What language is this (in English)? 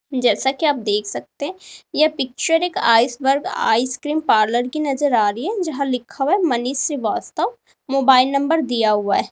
Hindi